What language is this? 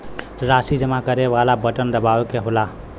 Bhojpuri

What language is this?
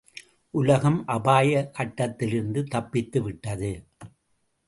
Tamil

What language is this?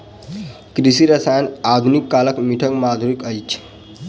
Maithili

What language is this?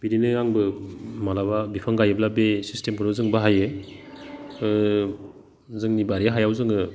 Bodo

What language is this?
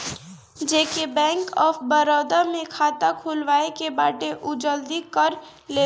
Bhojpuri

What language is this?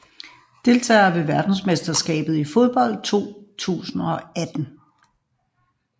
Danish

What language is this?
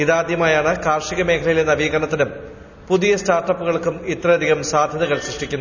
Malayalam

